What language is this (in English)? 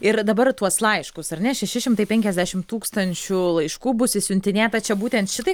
Lithuanian